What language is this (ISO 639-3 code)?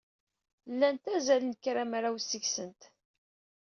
kab